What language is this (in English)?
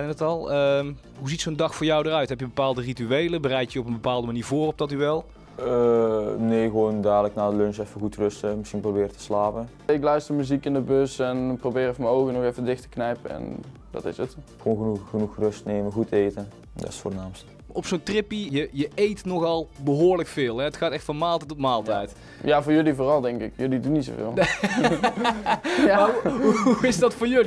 Dutch